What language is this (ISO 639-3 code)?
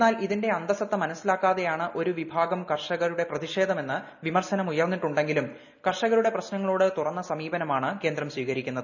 mal